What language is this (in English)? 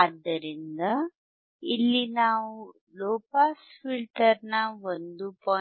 Kannada